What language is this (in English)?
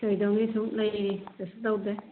Manipuri